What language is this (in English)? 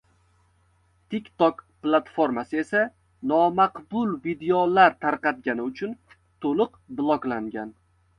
Uzbek